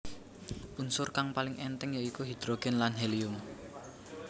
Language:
Javanese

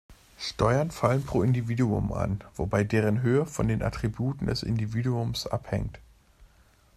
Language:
German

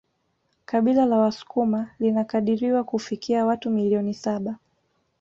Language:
Swahili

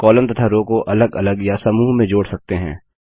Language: Hindi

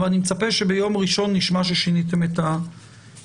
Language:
Hebrew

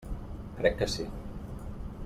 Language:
Catalan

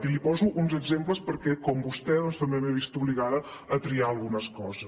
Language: Catalan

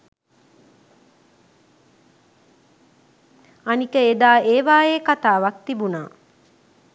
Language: Sinhala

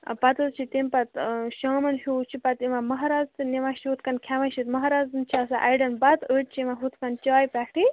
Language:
Kashmiri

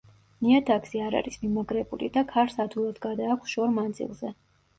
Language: Georgian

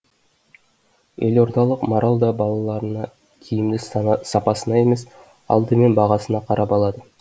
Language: Kazakh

